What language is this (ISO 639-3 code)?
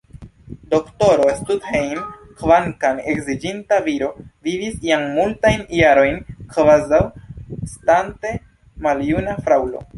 epo